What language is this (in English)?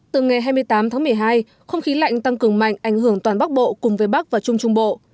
Vietnamese